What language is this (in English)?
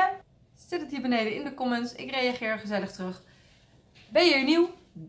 Dutch